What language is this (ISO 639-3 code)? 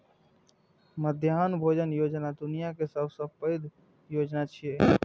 mai